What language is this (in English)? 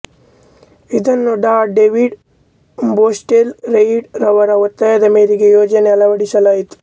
Kannada